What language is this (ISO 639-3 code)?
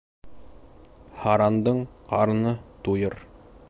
bak